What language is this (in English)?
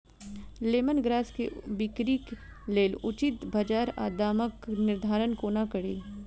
Maithili